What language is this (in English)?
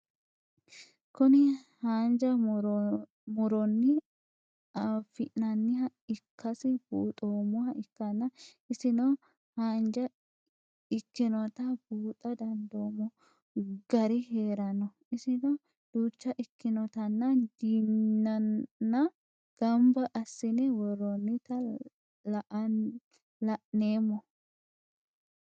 Sidamo